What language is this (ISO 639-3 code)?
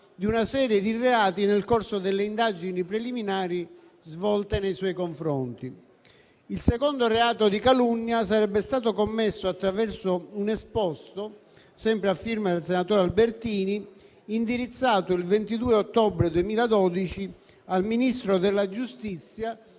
ita